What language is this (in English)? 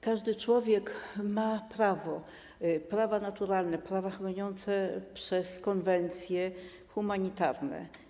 Polish